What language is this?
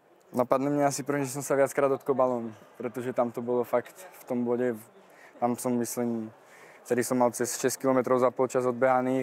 Czech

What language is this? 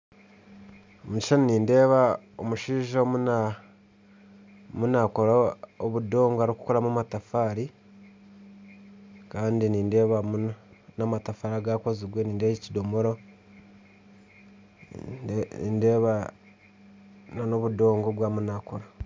Nyankole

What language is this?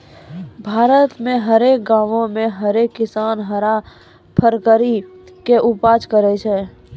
Maithili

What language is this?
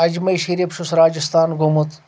Kashmiri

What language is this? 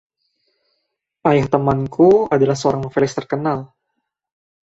Indonesian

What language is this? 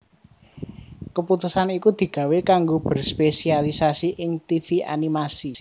Javanese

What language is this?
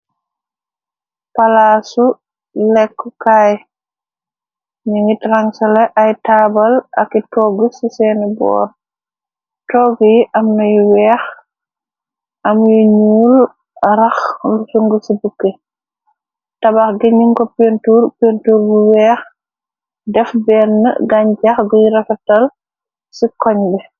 Wolof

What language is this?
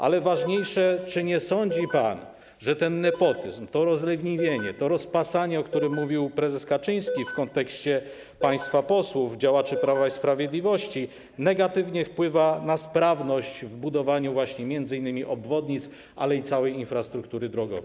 Polish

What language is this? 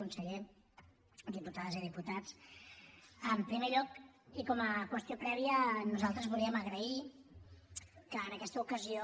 Catalan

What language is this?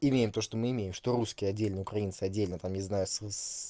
Russian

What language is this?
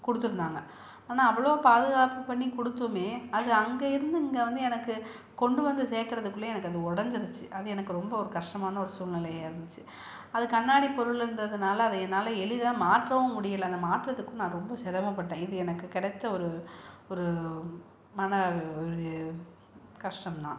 Tamil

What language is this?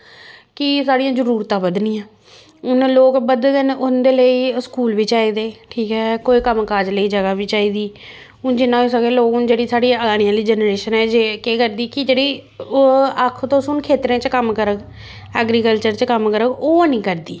Dogri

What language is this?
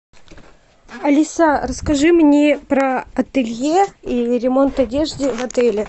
Russian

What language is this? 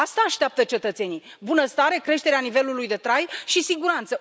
Romanian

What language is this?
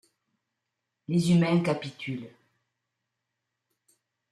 French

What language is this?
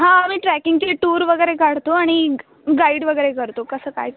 Marathi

